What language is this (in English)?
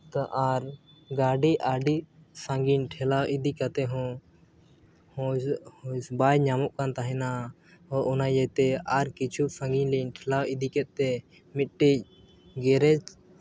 Santali